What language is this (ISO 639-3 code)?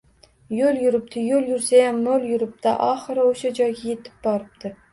uzb